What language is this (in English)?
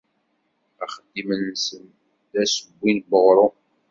Kabyle